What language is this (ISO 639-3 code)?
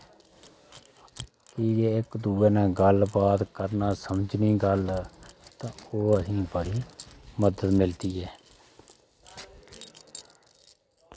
doi